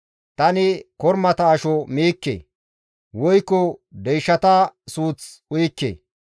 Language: Gamo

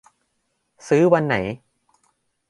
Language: Thai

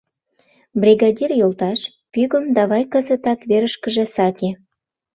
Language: Mari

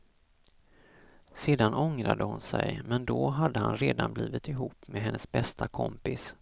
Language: Swedish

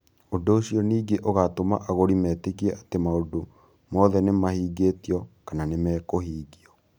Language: Kikuyu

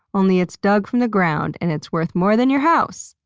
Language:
English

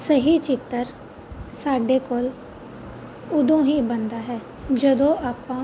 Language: Punjabi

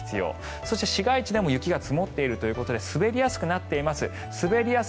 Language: Japanese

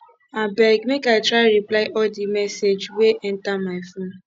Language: Nigerian Pidgin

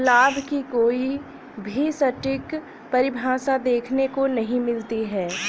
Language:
Hindi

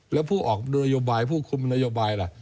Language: Thai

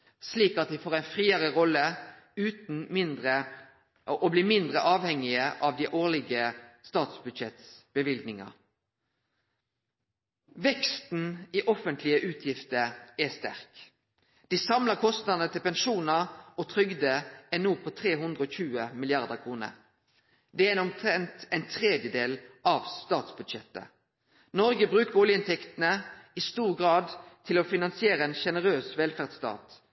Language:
Norwegian Nynorsk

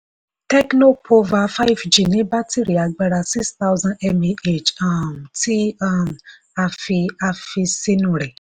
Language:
Yoruba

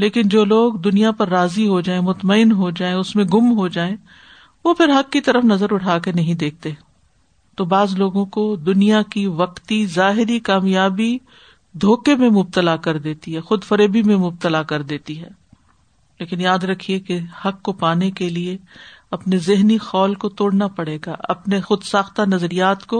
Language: Urdu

